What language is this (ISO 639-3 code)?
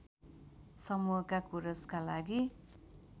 nep